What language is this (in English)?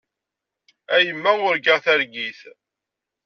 Kabyle